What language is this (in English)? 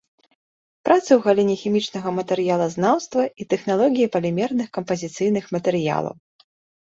Belarusian